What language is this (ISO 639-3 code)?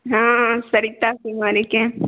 mai